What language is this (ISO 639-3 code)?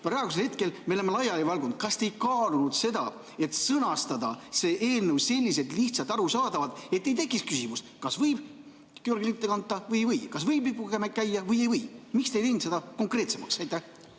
est